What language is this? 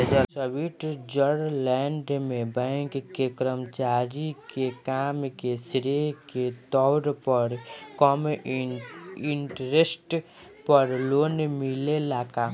Bhojpuri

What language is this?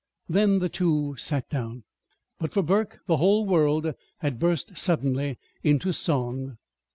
English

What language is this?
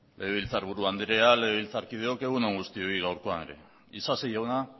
Basque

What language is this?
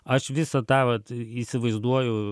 Lithuanian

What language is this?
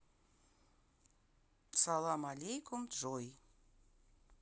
Russian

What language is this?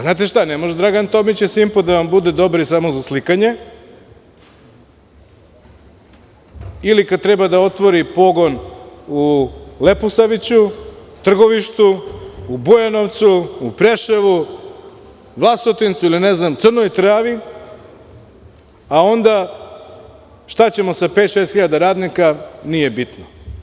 Serbian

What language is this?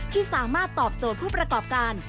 Thai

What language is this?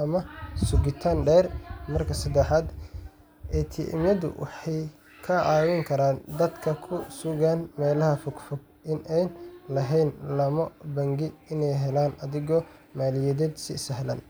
Somali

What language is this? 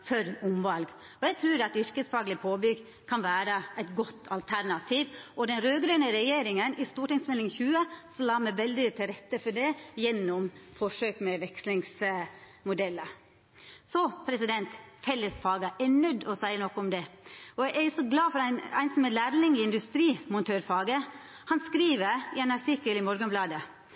Norwegian Nynorsk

